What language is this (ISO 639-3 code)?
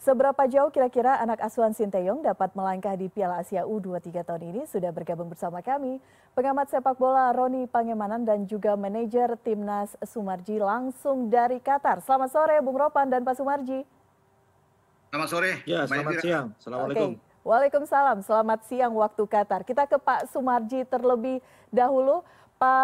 ind